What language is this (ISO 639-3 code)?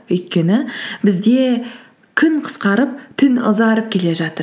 kaz